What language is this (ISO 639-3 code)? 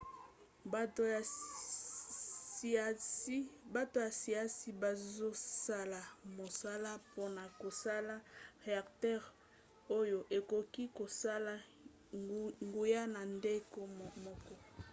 lin